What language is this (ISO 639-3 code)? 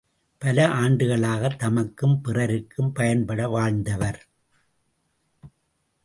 tam